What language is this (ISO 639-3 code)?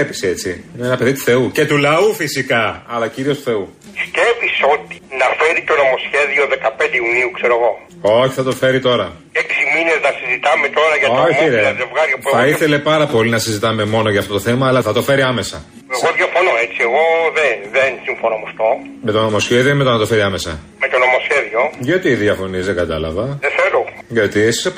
ell